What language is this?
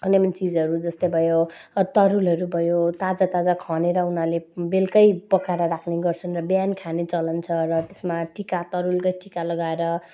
Nepali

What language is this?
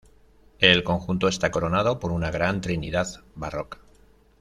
Spanish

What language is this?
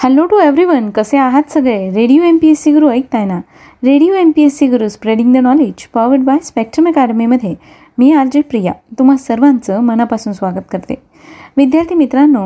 Marathi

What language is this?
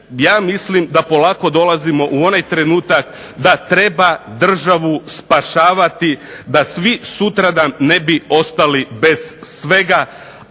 Croatian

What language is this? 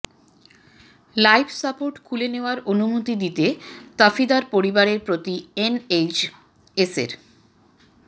Bangla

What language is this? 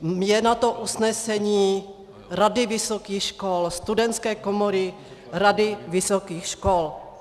Czech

